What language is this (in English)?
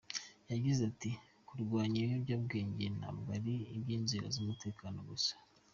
Kinyarwanda